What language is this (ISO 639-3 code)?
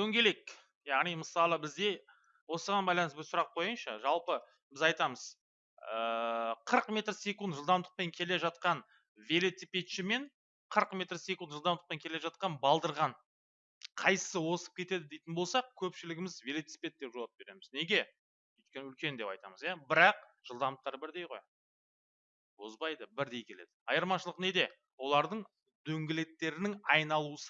tur